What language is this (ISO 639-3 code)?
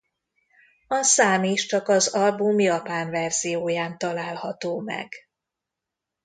hun